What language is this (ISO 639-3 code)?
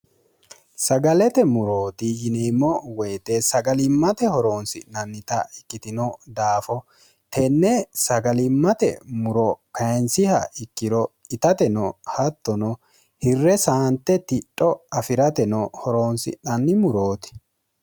sid